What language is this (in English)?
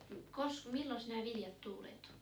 Finnish